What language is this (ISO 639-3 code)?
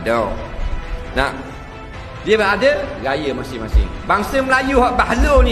msa